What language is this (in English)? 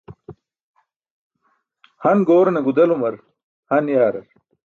Burushaski